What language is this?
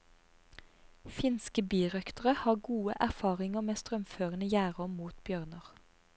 Norwegian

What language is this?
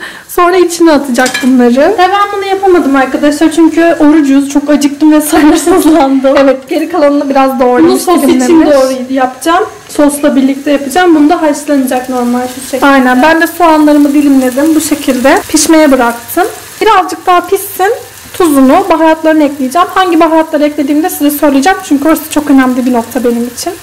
Turkish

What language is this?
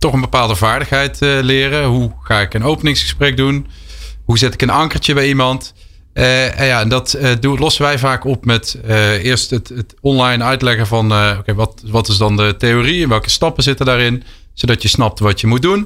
Dutch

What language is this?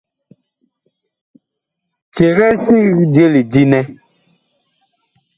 Bakoko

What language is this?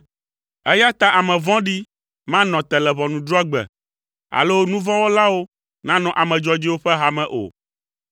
Ewe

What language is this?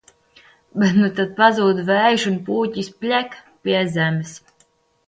Latvian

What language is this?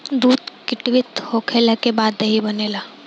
Bhojpuri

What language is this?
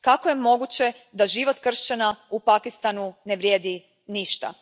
Croatian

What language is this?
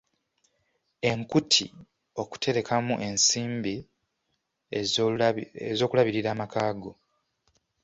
Ganda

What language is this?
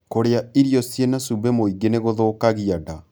Kikuyu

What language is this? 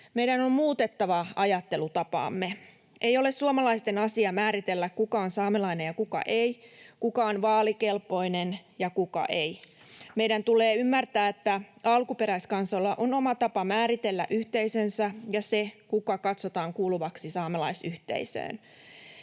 Finnish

